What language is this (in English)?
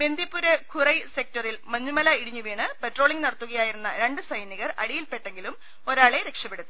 Malayalam